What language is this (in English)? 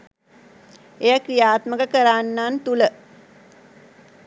Sinhala